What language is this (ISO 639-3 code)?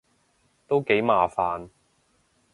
yue